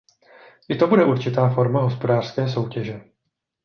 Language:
Czech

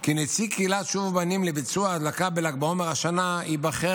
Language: Hebrew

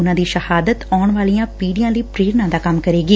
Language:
Punjabi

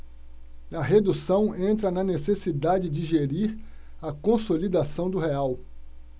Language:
Portuguese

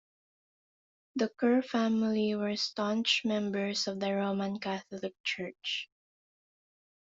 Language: English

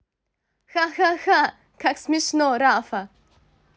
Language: Russian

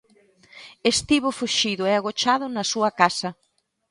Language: Galician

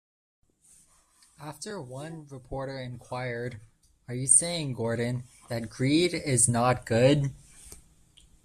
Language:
English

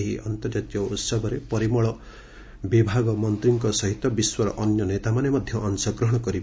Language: Odia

